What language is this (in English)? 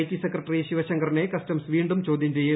Malayalam